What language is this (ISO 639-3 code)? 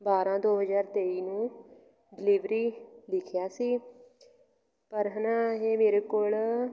pan